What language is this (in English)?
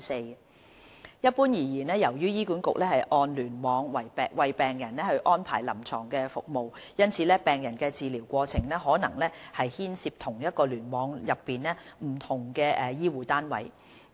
Cantonese